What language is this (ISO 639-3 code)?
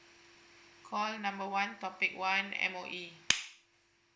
eng